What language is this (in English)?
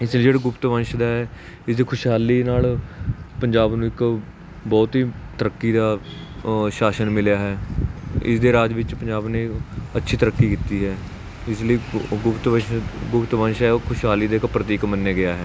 Punjabi